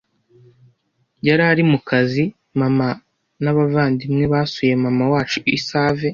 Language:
Kinyarwanda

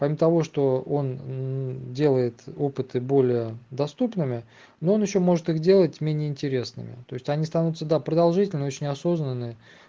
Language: Russian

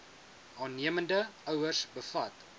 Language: Afrikaans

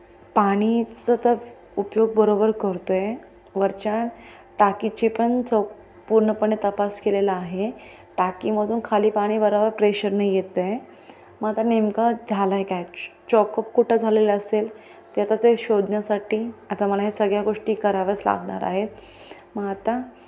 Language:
Marathi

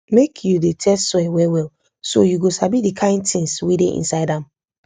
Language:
Nigerian Pidgin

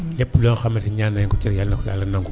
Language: Wolof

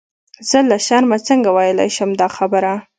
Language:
Pashto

